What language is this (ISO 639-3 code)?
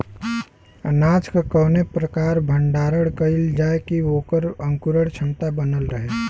bho